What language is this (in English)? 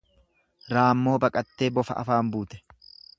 Oromo